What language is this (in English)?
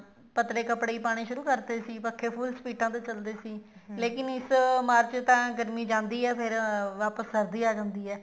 Punjabi